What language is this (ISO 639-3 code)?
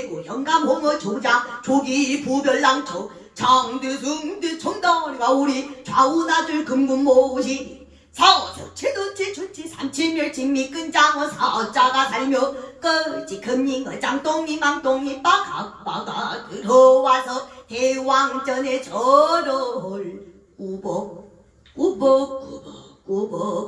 kor